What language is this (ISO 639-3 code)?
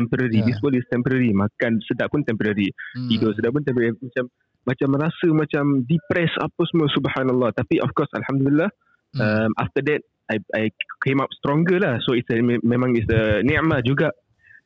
msa